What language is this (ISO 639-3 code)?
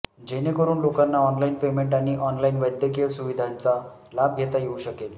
mar